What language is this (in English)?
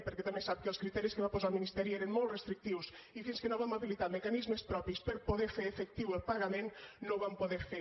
Catalan